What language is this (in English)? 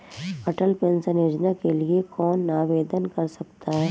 Hindi